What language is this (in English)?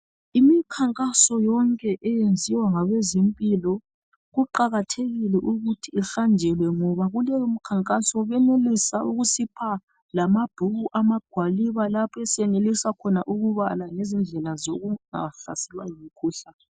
North Ndebele